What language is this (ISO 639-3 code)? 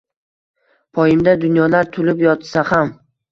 uzb